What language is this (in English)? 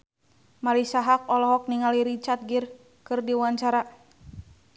Sundanese